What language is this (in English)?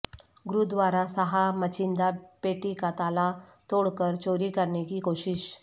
Urdu